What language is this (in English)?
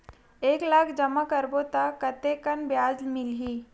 Chhattisgarhi